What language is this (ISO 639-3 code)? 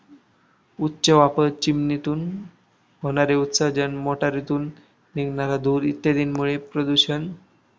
mar